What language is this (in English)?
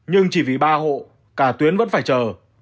Vietnamese